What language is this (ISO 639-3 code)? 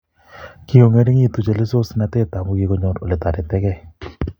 kln